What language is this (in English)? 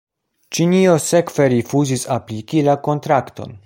Esperanto